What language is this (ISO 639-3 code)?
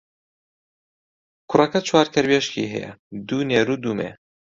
ckb